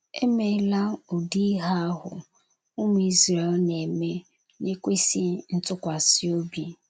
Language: Igbo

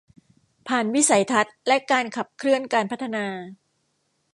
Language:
Thai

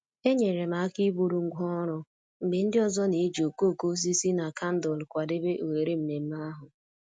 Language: Igbo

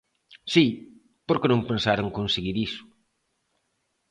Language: Galician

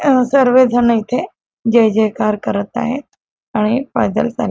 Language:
Marathi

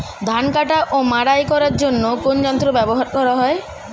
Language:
Bangla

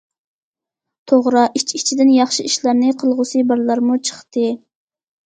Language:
Uyghur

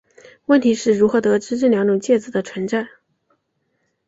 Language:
Chinese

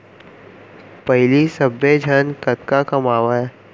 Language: Chhattisgarhi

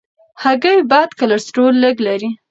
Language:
Pashto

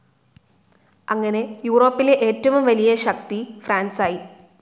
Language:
Malayalam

